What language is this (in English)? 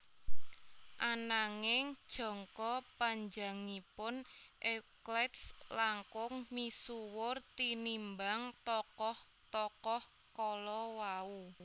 Javanese